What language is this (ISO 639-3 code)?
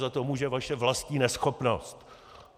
ces